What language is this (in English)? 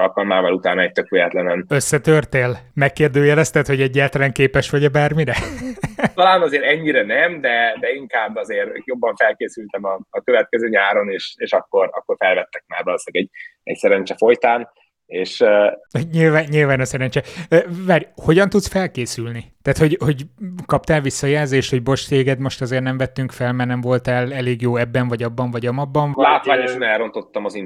Hungarian